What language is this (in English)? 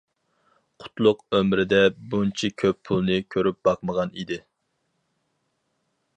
Uyghur